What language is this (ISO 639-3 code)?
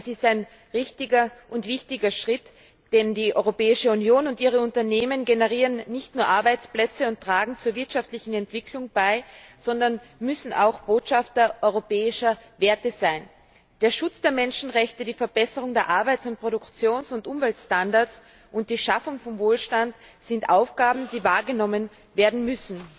deu